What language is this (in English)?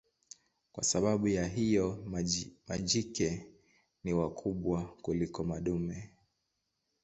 Swahili